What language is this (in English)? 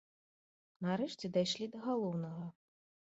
Belarusian